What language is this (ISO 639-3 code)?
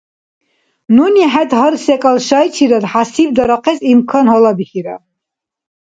dar